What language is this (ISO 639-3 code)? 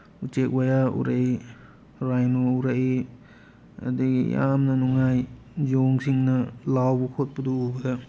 mni